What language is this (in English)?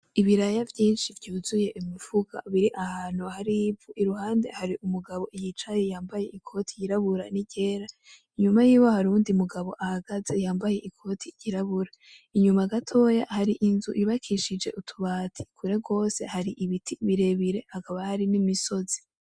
Rundi